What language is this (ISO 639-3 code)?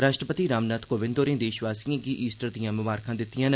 doi